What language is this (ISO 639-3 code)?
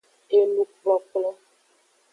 ajg